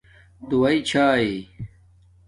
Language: Domaaki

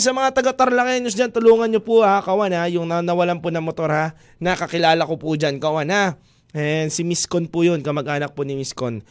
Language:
Filipino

